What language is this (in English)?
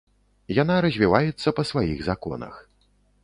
Belarusian